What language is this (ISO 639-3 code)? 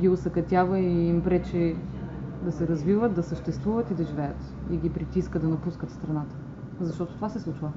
bul